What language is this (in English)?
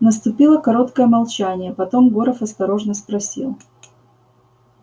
Russian